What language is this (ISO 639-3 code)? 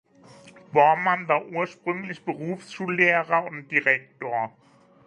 deu